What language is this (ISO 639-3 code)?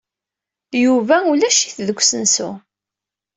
kab